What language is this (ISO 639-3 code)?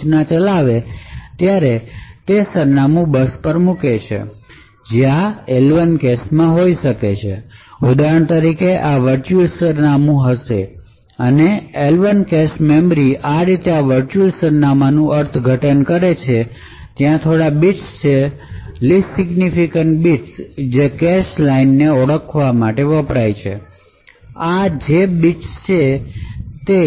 guj